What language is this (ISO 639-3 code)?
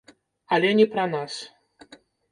bel